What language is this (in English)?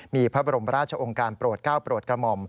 Thai